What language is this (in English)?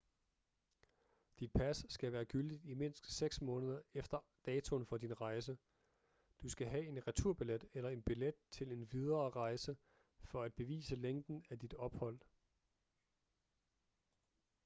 Danish